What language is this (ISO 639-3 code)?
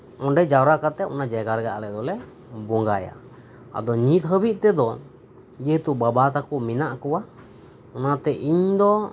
sat